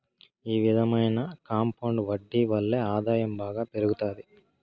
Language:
Telugu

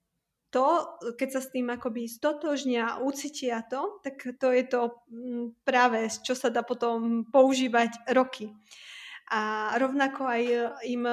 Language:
Slovak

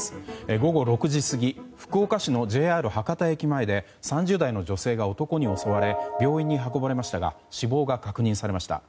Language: Japanese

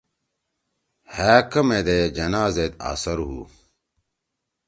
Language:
Torwali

